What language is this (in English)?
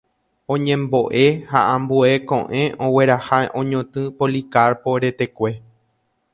Guarani